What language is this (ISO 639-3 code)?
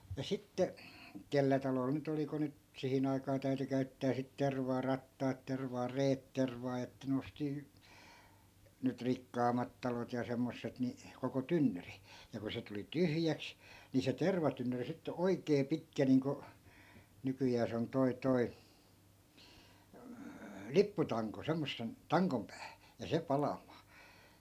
fin